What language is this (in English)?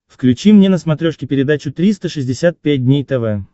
Russian